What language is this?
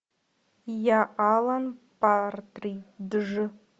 Russian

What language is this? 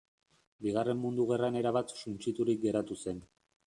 Basque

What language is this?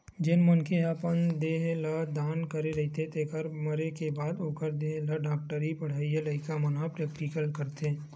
Chhattisgarhi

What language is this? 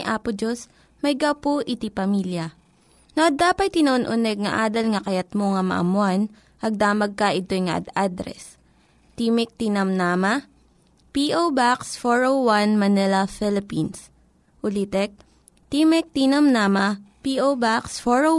Filipino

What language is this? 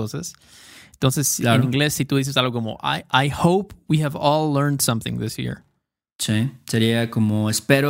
Spanish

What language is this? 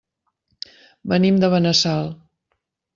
Catalan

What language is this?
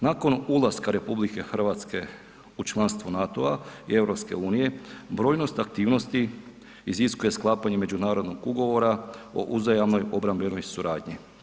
Croatian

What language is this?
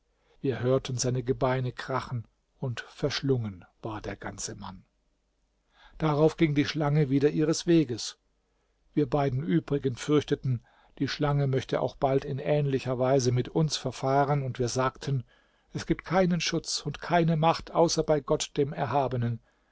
German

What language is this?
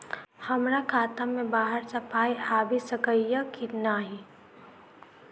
Maithili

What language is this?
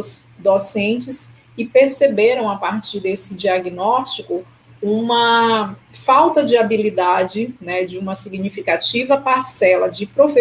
Portuguese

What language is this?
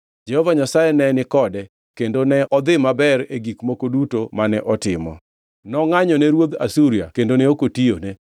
Luo (Kenya and Tanzania)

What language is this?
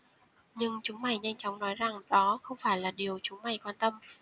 Vietnamese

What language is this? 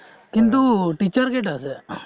Assamese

